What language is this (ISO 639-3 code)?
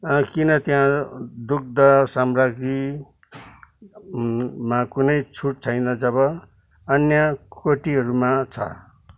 nep